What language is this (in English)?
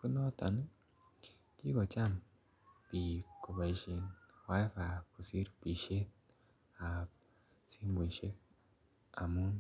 Kalenjin